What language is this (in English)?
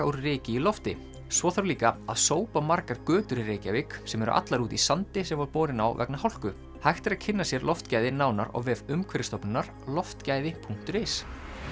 Icelandic